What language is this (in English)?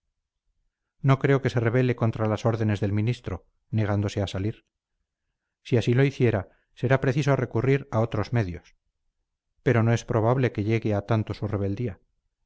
Spanish